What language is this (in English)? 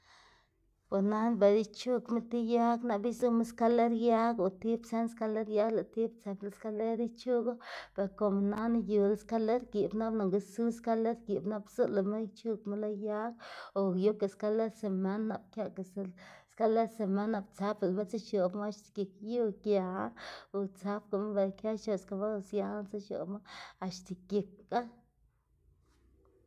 Xanaguía Zapotec